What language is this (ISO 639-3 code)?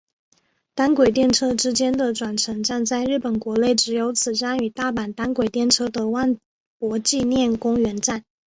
zho